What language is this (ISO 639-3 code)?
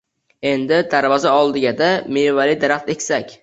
uzb